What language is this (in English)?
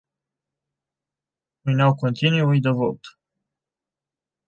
Romanian